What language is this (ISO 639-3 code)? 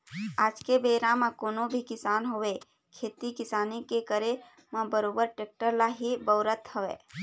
hne